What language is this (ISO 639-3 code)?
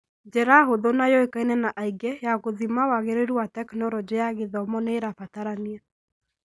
kik